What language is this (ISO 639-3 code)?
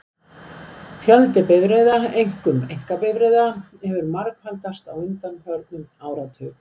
isl